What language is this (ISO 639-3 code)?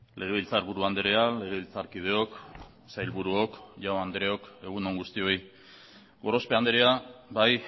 eus